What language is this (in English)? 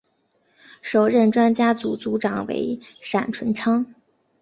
Chinese